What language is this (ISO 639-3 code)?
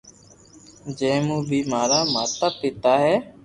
lrk